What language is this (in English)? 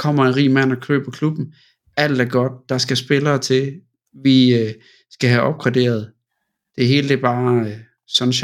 Danish